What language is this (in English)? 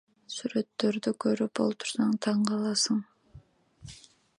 Kyrgyz